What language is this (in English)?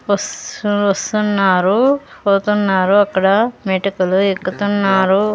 Telugu